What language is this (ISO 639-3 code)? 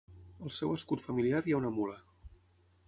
cat